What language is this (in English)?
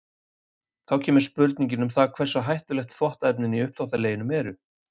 Icelandic